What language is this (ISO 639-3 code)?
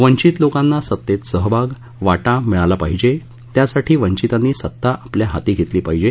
mar